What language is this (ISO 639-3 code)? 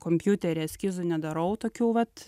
lit